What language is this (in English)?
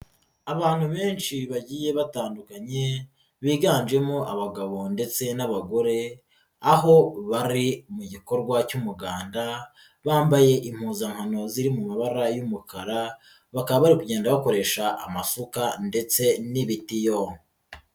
Kinyarwanda